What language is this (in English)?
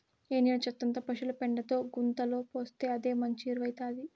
Telugu